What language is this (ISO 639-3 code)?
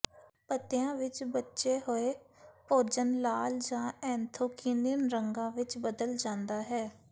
pan